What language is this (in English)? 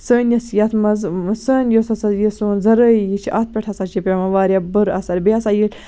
Kashmiri